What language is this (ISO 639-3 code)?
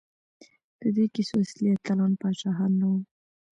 pus